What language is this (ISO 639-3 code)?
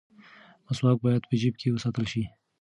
pus